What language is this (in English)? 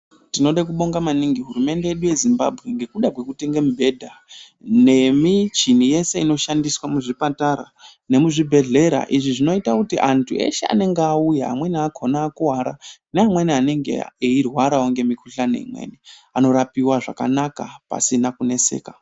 Ndau